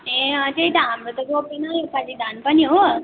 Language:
Nepali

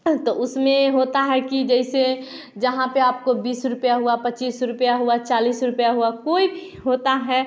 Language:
Hindi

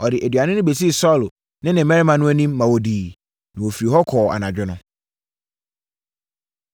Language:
Akan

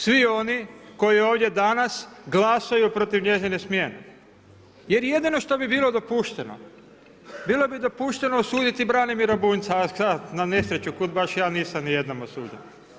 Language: Croatian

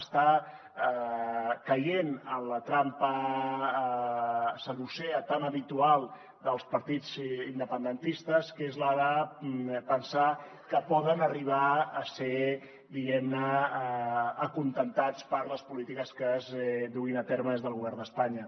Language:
Catalan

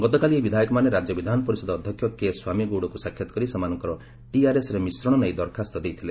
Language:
Odia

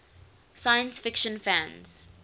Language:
English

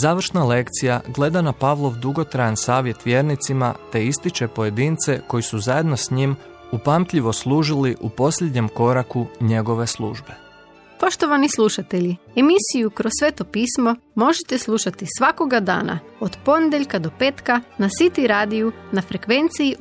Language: Croatian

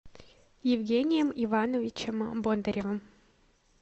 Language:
Russian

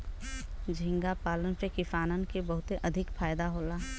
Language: Bhojpuri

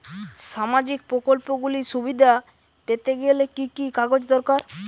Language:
Bangla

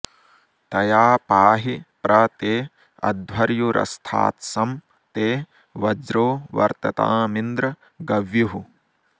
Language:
Sanskrit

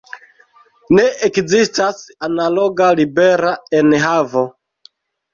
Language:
Esperanto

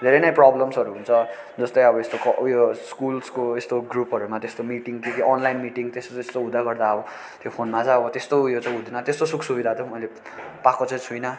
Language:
Nepali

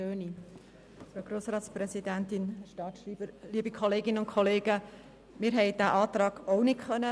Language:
Swiss German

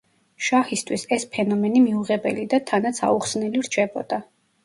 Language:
Georgian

